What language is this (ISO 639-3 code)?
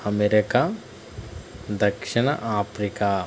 tel